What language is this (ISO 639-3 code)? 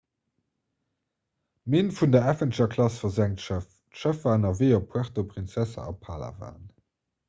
ltz